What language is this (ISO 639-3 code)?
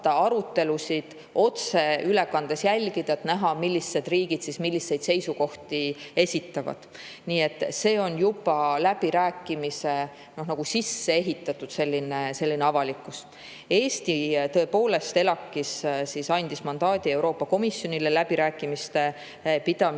est